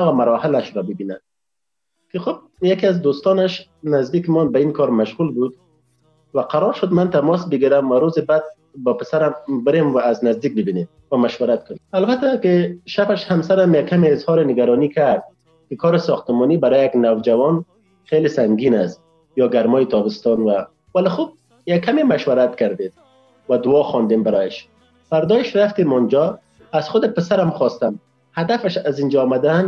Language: Persian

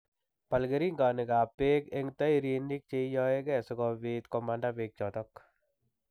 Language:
Kalenjin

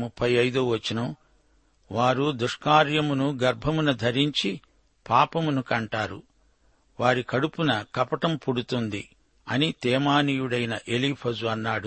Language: Telugu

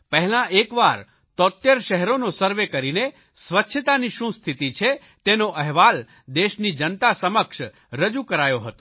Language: Gujarati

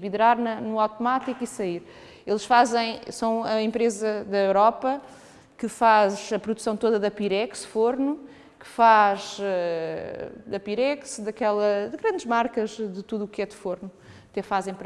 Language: Portuguese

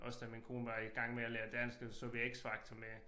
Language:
Danish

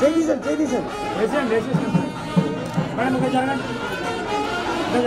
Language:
Indonesian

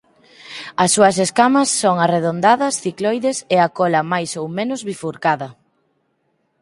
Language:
Galician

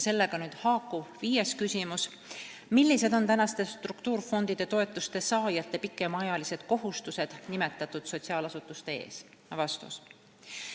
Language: Estonian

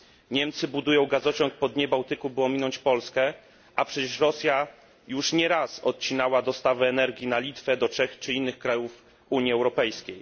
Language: Polish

